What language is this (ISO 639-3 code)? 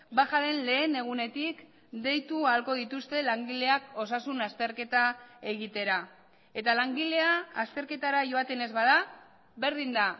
eus